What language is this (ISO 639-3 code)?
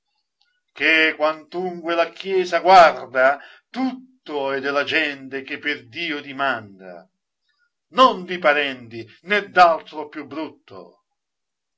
ita